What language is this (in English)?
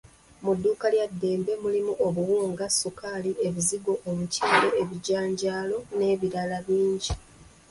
Ganda